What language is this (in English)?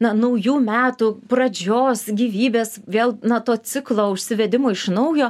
Lithuanian